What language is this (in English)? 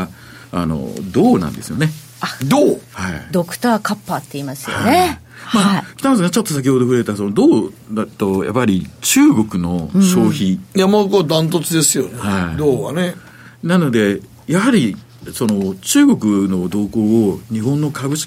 Japanese